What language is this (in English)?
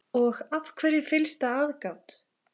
Icelandic